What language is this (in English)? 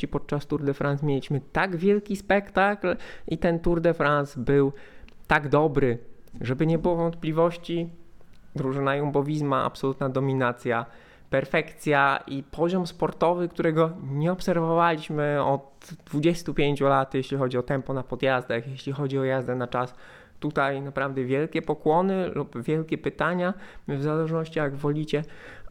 Polish